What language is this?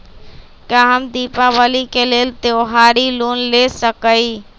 Magahi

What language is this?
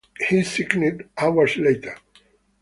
English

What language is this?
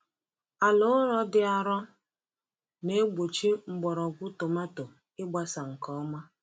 Igbo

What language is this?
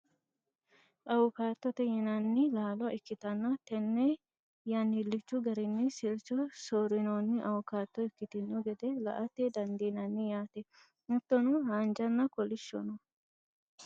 Sidamo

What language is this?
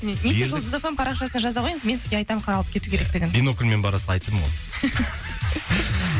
Kazakh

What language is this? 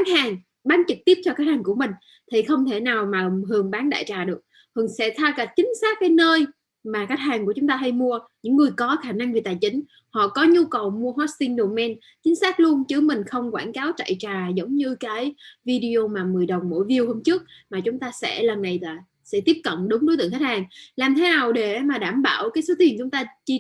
Vietnamese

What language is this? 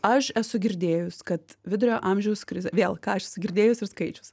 Lithuanian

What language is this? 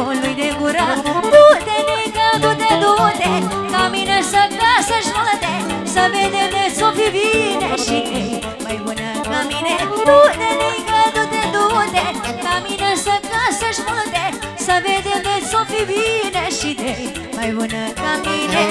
Romanian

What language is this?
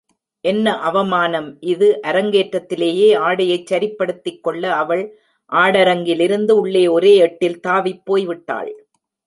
Tamil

